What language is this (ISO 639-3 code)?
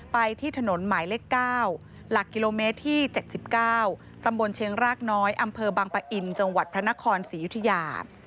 tha